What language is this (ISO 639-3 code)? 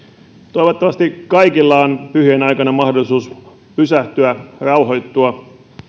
fin